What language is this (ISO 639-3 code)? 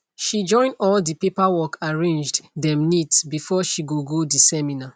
pcm